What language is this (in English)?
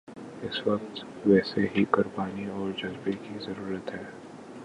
Urdu